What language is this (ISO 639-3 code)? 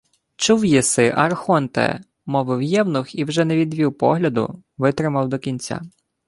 ukr